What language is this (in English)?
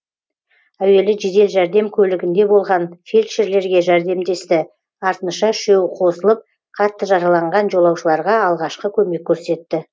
Kazakh